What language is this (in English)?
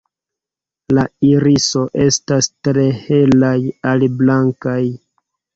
Esperanto